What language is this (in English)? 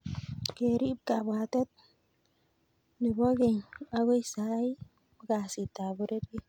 Kalenjin